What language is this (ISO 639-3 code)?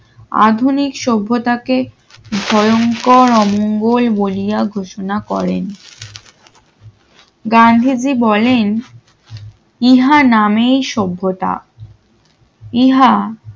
ben